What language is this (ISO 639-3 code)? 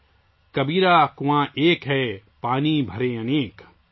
urd